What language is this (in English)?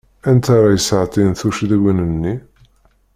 Kabyle